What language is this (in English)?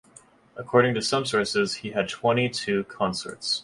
English